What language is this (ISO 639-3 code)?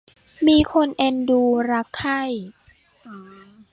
tha